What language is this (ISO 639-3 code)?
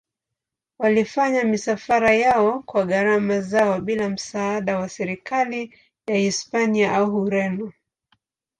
swa